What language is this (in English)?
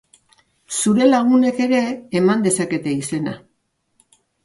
Basque